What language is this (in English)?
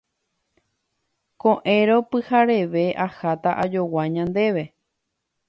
Guarani